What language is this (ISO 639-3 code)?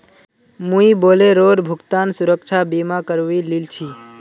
mag